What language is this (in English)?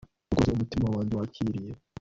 Kinyarwanda